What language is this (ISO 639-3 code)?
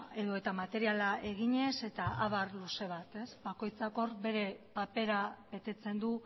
eus